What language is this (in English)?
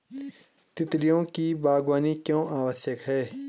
Hindi